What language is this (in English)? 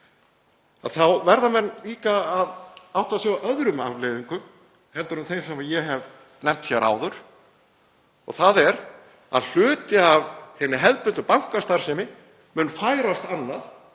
Icelandic